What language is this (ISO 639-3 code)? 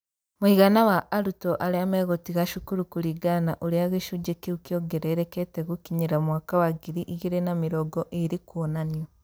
kik